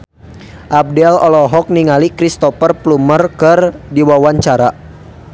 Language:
Sundanese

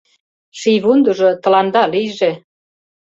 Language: Mari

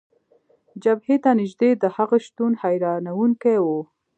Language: Pashto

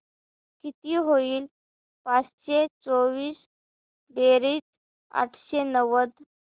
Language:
Marathi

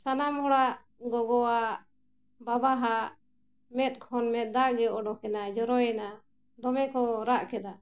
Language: Santali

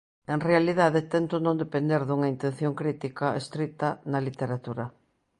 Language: Galician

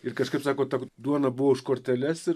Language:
Lithuanian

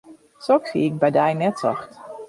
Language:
Western Frisian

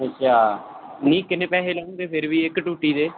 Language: Punjabi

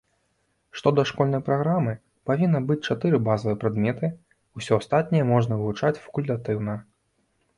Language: Belarusian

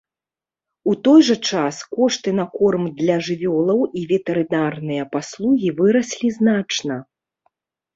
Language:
Belarusian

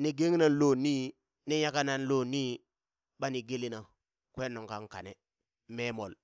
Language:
Burak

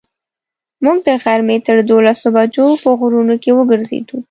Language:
Pashto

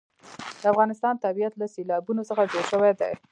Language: Pashto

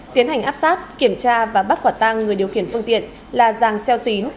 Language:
Vietnamese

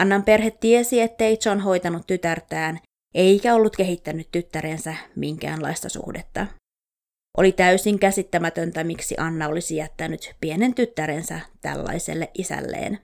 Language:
Finnish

